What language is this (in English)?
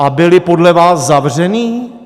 Czech